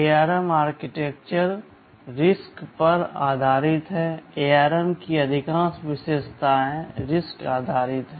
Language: Hindi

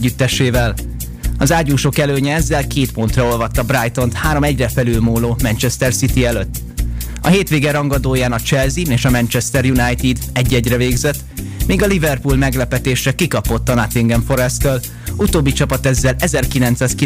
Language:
Hungarian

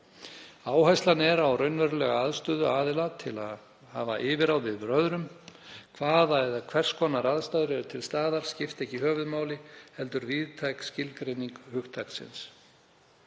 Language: Icelandic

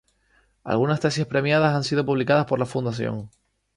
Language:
Spanish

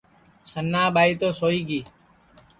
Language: Sansi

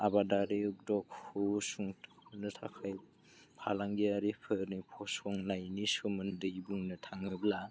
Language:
Bodo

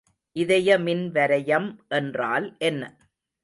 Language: Tamil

